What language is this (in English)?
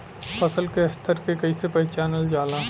Bhojpuri